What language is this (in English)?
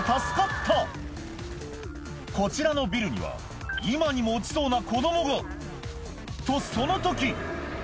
Japanese